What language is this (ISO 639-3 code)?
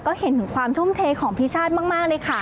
tha